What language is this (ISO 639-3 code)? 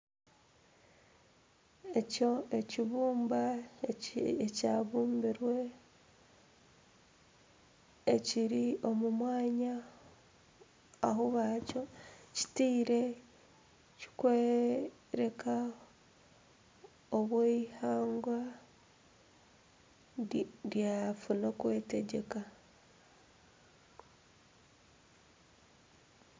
nyn